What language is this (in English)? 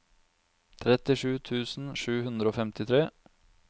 Norwegian